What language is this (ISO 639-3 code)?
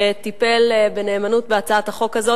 heb